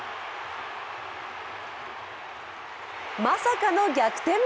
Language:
Japanese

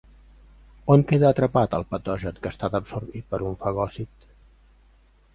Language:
Catalan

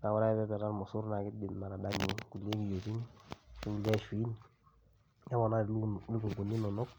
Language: Masai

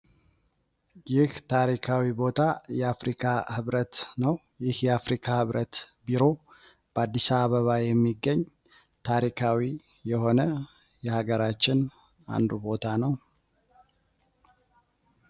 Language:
Amharic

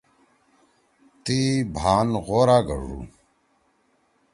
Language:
Torwali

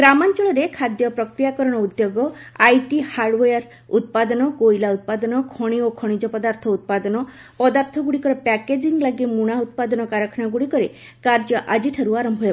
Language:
Odia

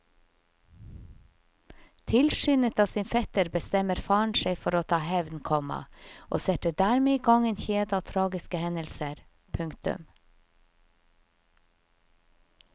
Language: Norwegian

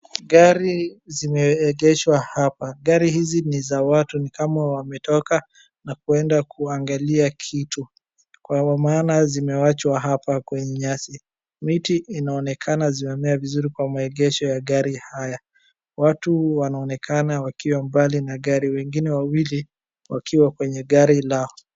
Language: Swahili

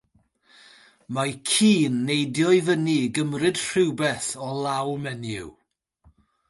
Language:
Welsh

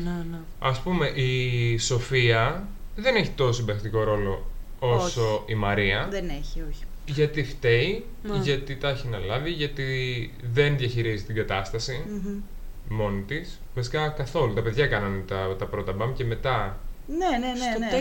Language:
Greek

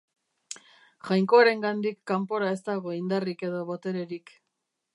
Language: Basque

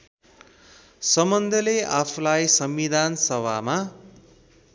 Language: Nepali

